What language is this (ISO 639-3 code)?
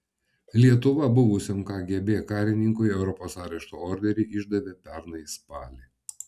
lit